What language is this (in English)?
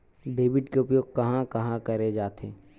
Chhattisgarhi